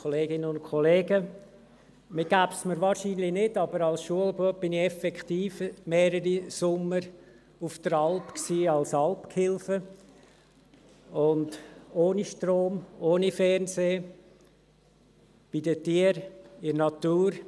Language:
Swiss German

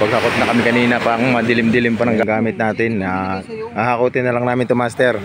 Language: Filipino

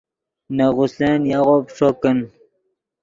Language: Yidgha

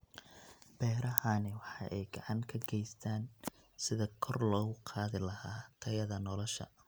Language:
Somali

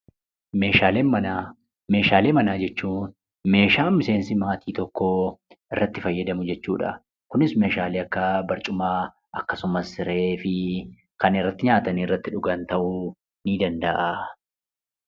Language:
Oromo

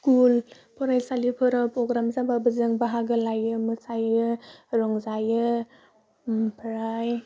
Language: Bodo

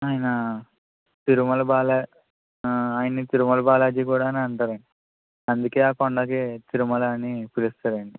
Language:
Telugu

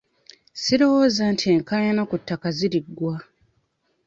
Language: Ganda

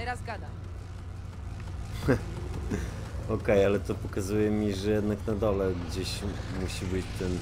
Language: Polish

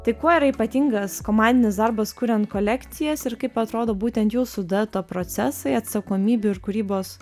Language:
Lithuanian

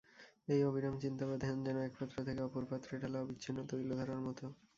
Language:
Bangla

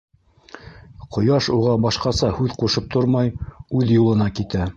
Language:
Bashkir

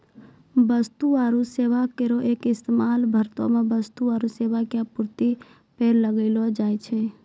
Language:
Maithili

